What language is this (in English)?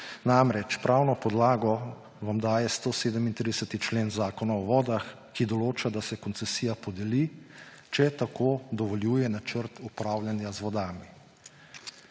Slovenian